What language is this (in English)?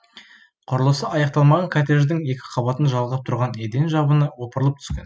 Kazakh